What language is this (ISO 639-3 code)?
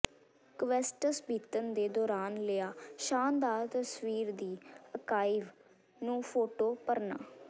pan